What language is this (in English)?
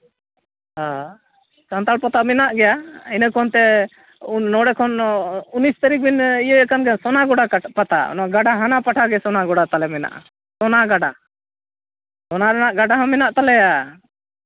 Santali